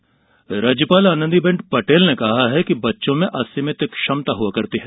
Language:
Hindi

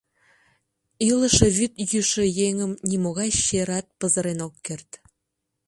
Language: Mari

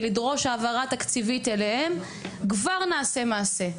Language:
Hebrew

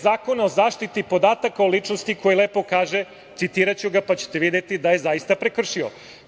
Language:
Serbian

